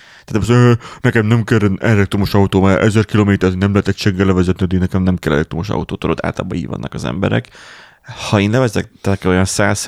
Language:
Hungarian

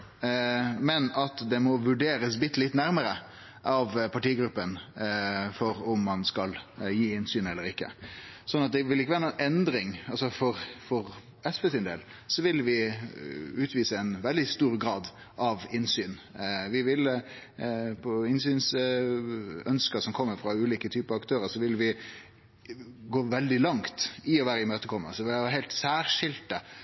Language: Norwegian Nynorsk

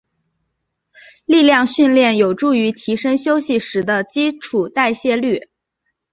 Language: Chinese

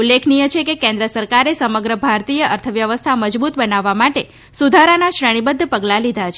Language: Gujarati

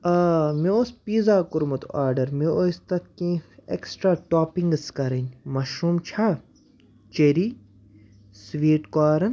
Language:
Kashmiri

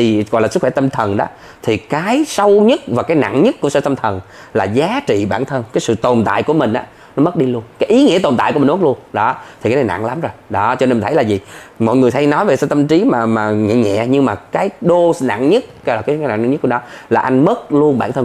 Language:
Vietnamese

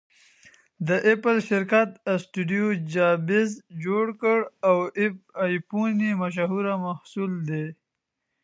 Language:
Pashto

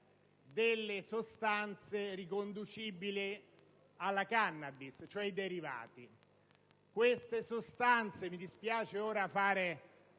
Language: Italian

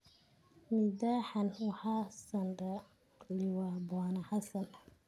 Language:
Somali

